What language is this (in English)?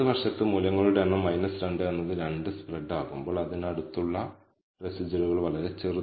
Malayalam